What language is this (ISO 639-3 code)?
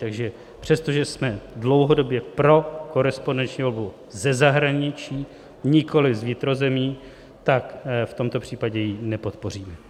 ces